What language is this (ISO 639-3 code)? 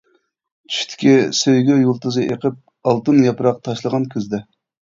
uig